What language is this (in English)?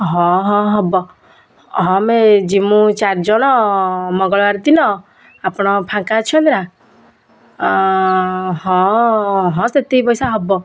Odia